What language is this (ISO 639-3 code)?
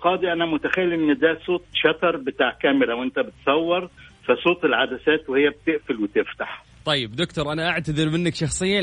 ara